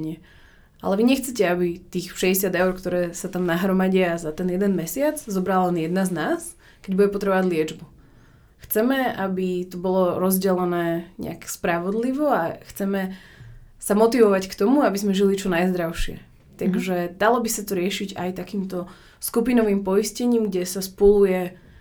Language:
Slovak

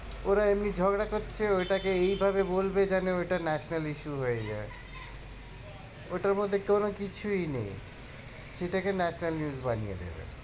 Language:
Bangla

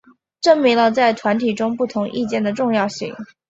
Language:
Chinese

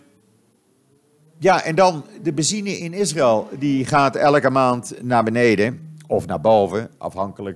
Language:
Dutch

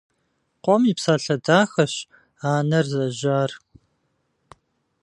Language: Kabardian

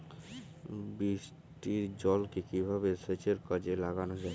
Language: Bangla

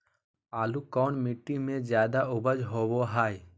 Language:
Magahi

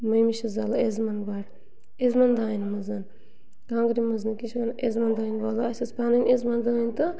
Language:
Kashmiri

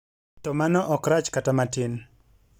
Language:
Luo (Kenya and Tanzania)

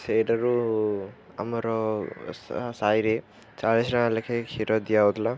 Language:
Odia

